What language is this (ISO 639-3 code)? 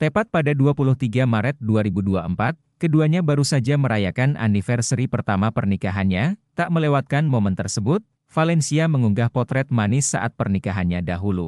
ind